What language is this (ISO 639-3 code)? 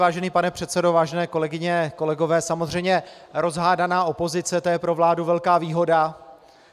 ces